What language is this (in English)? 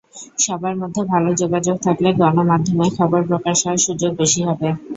Bangla